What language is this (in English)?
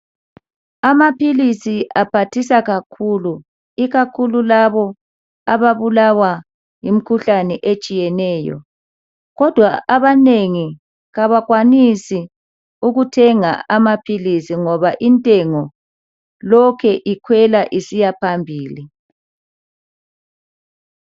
North Ndebele